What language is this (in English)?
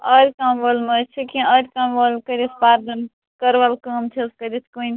Kashmiri